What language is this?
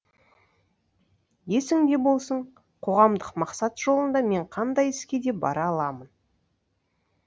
Kazakh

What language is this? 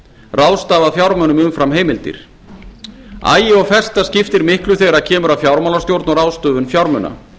Icelandic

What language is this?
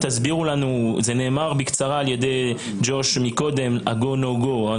Hebrew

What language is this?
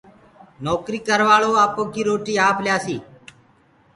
Gurgula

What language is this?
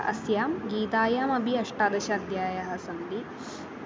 Sanskrit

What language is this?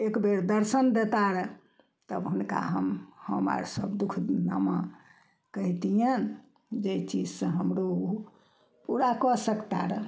Maithili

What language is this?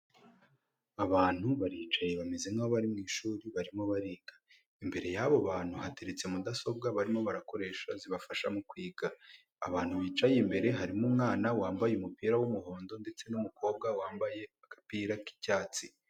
Kinyarwanda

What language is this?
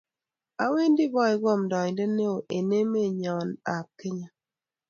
Kalenjin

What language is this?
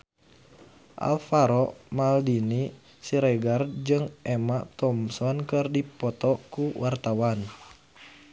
Sundanese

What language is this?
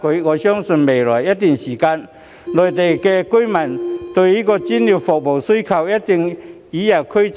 Cantonese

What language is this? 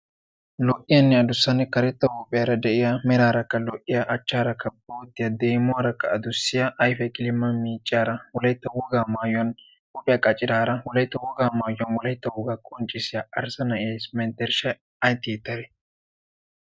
Wolaytta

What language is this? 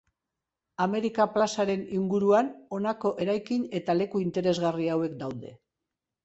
Basque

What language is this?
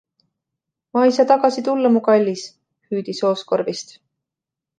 Estonian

